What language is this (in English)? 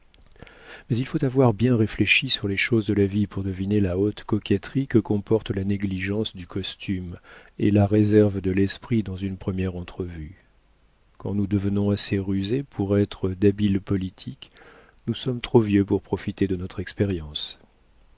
French